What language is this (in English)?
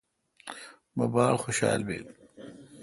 Kalkoti